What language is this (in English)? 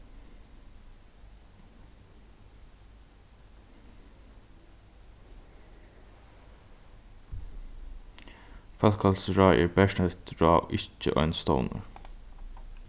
Faroese